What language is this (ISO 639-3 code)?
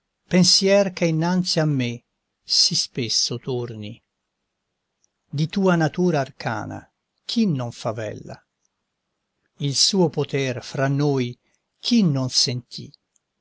ita